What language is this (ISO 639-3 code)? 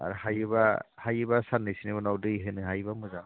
brx